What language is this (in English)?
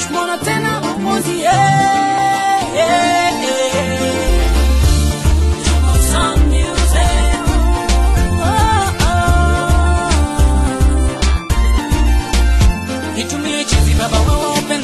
Spanish